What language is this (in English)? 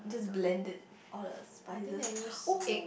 English